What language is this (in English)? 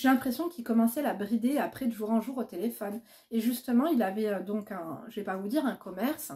French